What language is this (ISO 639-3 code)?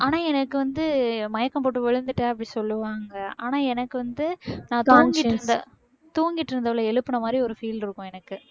tam